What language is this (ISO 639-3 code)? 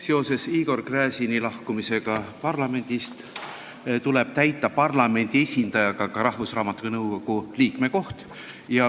est